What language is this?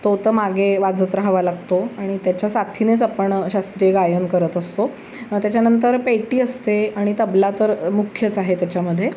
Marathi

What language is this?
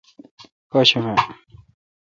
Kalkoti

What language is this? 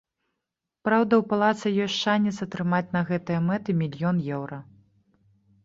Belarusian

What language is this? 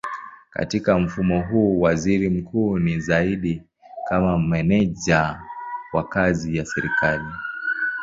Swahili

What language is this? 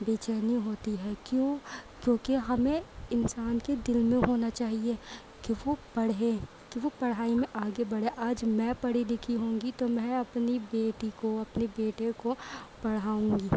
Urdu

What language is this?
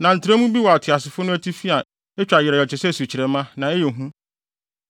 Akan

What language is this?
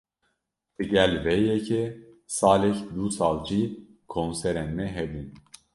Kurdish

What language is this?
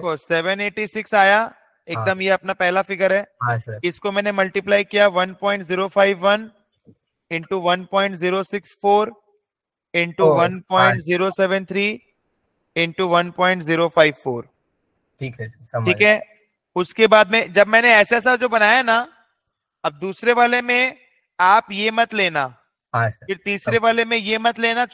Hindi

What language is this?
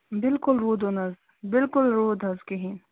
Kashmiri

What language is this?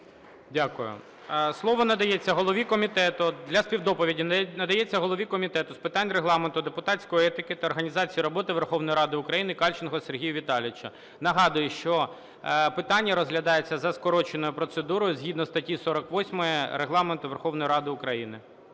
Ukrainian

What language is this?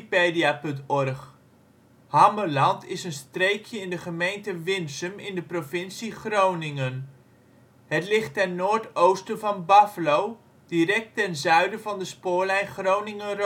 Dutch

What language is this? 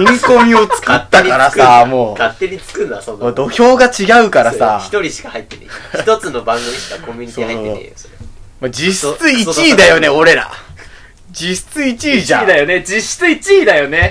Japanese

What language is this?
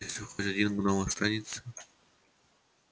Russian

